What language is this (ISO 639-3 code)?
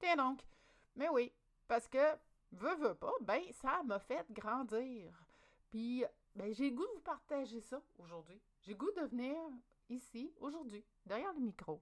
fra